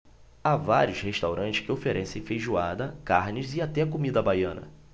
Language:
Portuguese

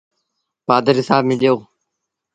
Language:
Sindhi Bhil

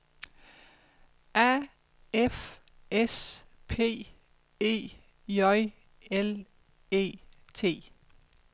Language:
Danish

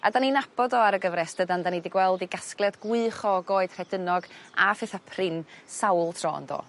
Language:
Welsh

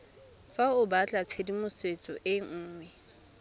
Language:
Tswana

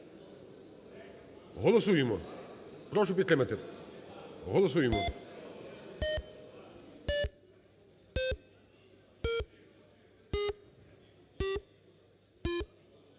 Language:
Ukrainian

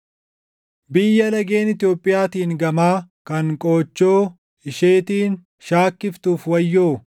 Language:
Oromo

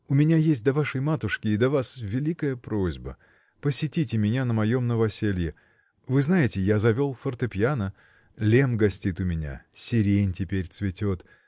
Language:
Russian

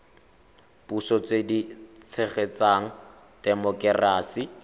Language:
Tswana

